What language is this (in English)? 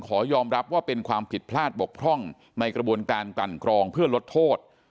Thai